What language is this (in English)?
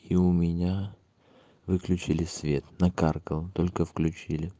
Russian